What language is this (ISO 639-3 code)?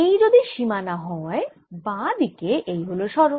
ben